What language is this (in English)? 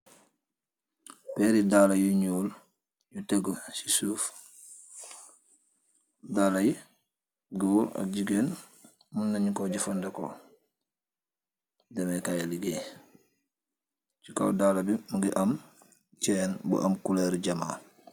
Wolof